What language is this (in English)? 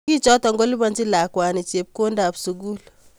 Kalenjin